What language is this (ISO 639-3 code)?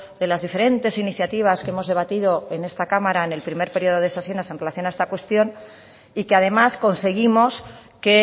spa